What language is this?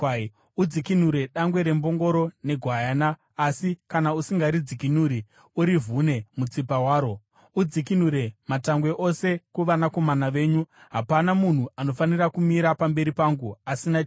Shona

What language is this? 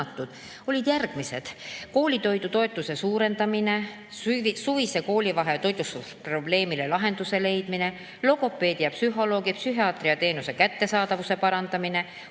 Estonian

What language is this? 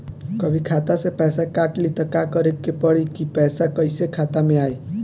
Bhojpuri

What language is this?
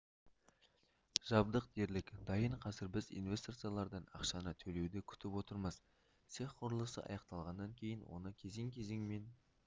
Kazakh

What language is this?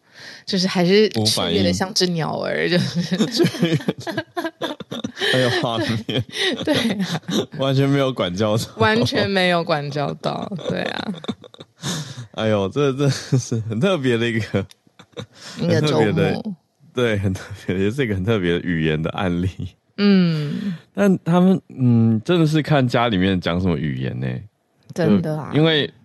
Chinese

